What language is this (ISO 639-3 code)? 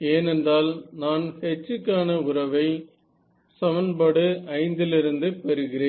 tam